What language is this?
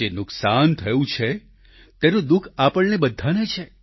Gujarati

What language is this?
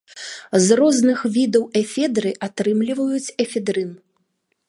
Belarusian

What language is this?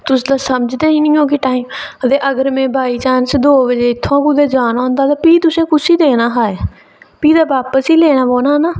Dogri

